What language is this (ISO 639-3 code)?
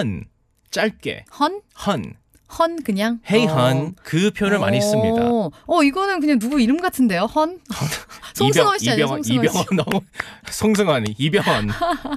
kor